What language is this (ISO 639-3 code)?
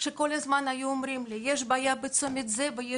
heb